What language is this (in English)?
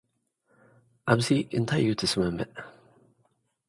Tigrinya